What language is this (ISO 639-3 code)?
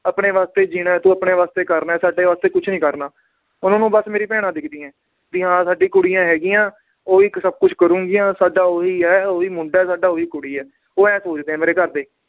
pan